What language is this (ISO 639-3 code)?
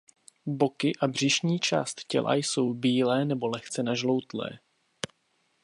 ces